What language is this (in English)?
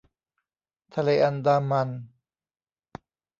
Thai